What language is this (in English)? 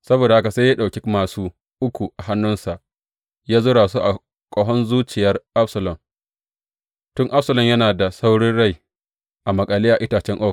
Hausa